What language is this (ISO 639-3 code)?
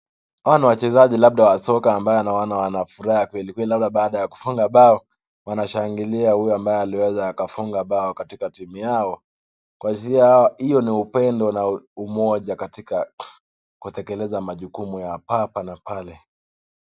swa